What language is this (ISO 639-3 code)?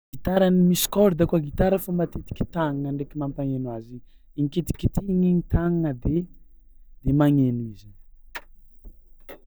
xmw